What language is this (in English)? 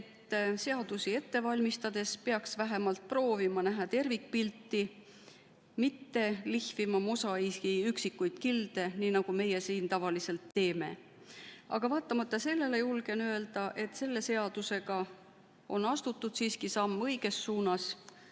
Estonian